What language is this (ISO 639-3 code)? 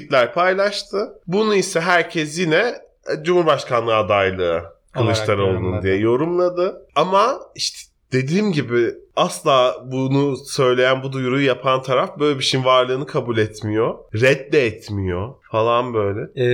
tur